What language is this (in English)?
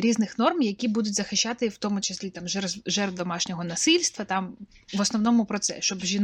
Ukrainian